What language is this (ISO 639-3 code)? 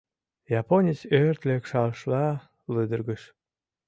chm